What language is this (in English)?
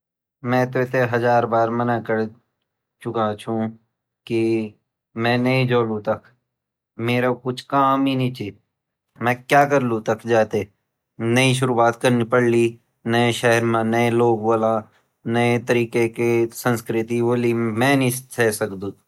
Garhwali